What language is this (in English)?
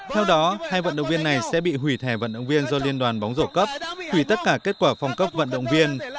Vietnamese